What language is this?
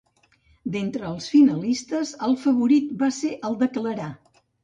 Catalan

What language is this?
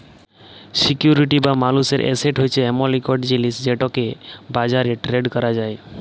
Bangla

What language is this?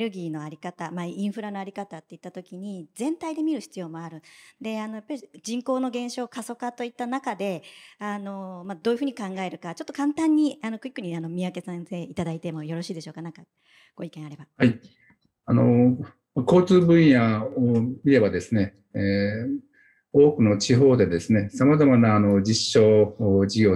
Japanese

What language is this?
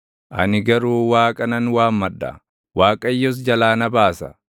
Oromo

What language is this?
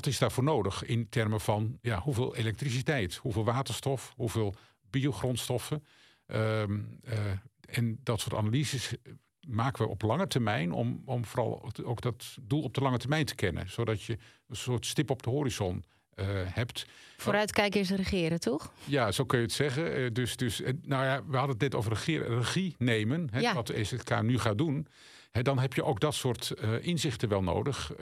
Dutch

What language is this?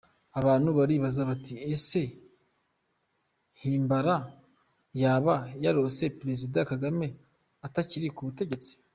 Kinyarwanda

